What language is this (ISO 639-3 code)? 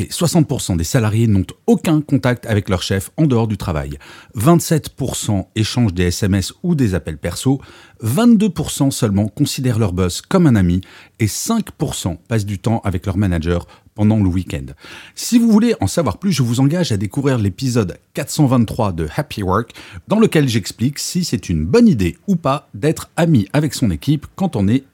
fra